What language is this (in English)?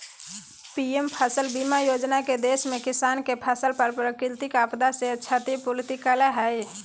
Magahi